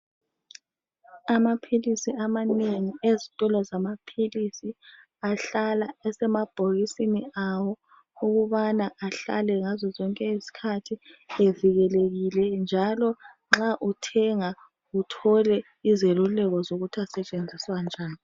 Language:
North Ndebele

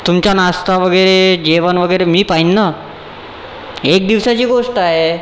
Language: Marathi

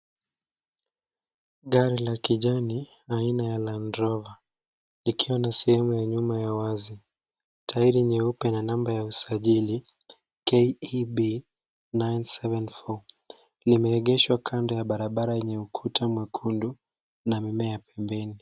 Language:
Swahili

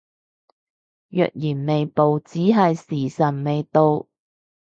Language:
Cantonese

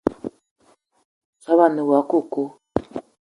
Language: Eton (Cameroon)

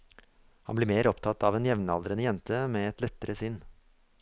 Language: Norwegian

